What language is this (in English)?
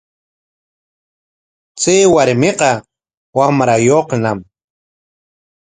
Corongo Ancash Quechua